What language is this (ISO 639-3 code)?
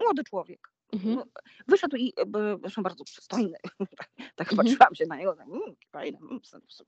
pol